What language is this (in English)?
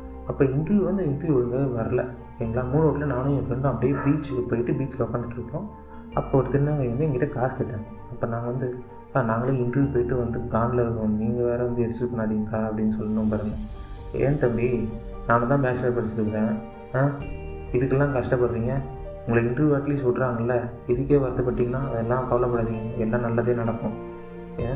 Tamil